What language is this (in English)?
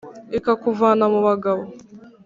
Kinyarwanda